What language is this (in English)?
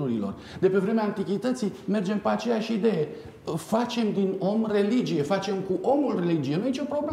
Romanian